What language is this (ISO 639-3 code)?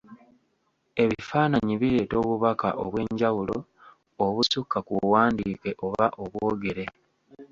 lug